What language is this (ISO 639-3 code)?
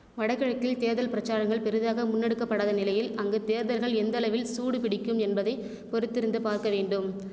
tam